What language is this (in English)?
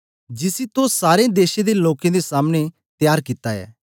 Dogri